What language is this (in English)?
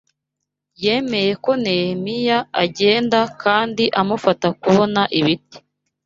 Kinyarwanda